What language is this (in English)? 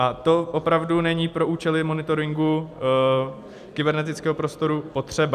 Czech